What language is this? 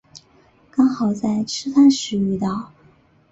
Chinese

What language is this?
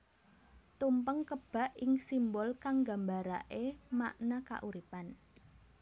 Javanese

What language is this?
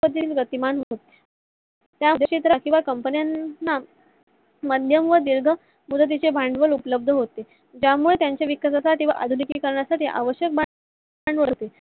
Marathi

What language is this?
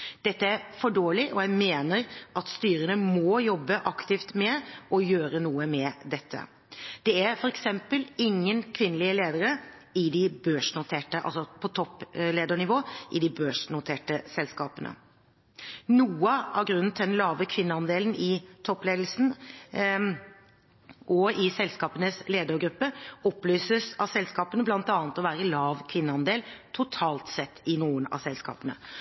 Norwegian Bokmål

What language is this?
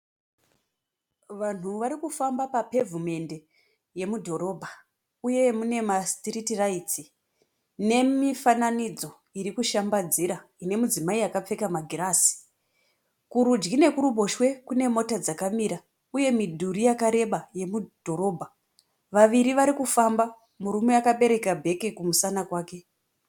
Shona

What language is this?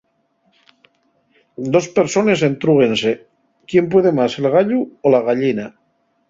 Asturian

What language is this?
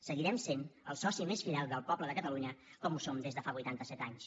Catalan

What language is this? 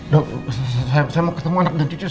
Indonesian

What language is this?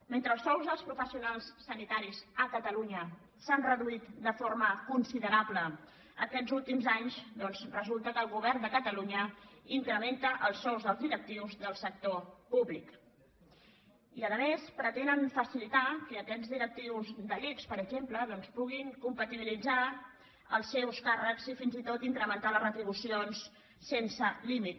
Catalan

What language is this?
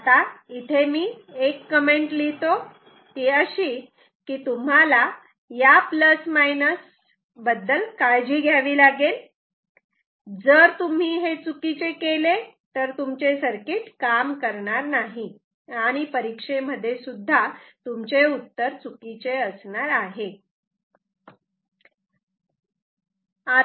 Marathi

